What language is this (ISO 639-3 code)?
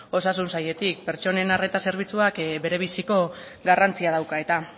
eus